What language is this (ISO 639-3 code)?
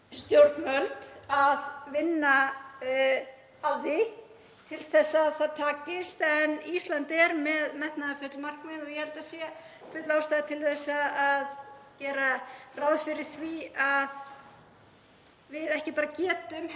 isl